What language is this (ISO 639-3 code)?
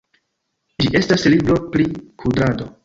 epo